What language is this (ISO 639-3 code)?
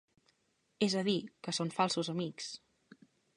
cat